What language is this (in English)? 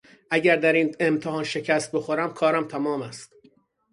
Persian